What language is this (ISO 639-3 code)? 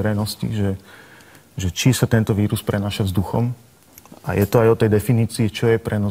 slk